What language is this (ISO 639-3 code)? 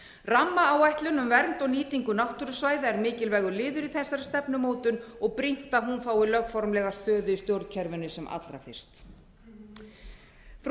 isl